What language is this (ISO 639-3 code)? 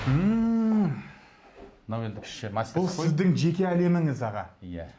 kaz